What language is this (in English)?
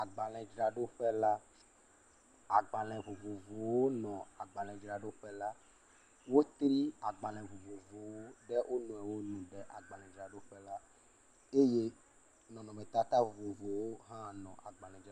Ewe